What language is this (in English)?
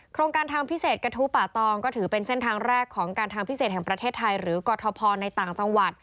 Thai